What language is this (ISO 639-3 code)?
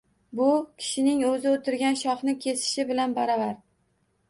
uzb